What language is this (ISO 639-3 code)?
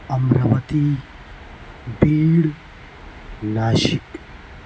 urd